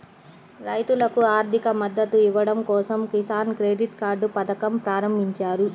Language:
Telugu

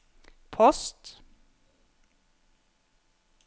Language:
Norwegian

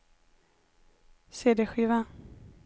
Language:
Swedish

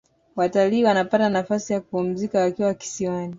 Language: Swahili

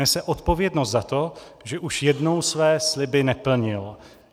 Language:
Czech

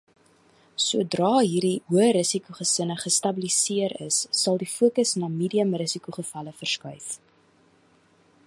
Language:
Afrikaans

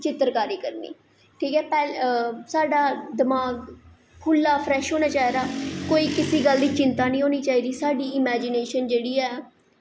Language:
Dogri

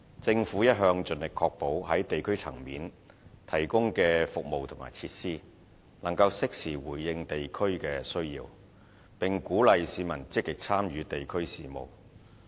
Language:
Cantonese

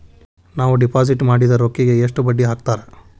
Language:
Kannada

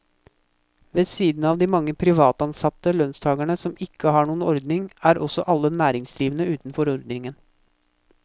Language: Norwegian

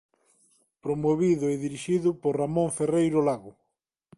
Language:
Galician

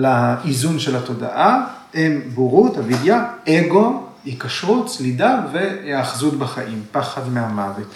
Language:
Hebrew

